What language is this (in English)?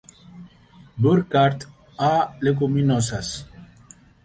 Spanish